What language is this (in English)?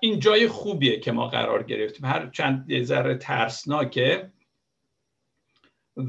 Persian